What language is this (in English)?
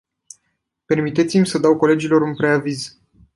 Romanian